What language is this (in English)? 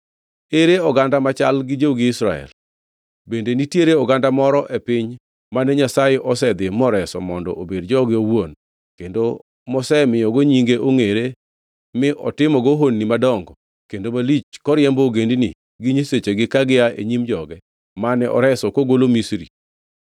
Luo (Kenya and Tanzania)